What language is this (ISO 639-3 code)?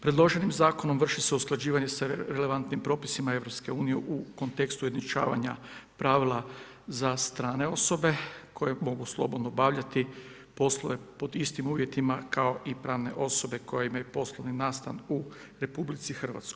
hrv